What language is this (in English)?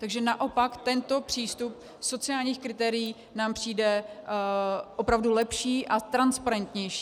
Czech